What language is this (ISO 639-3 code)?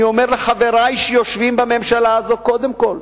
heb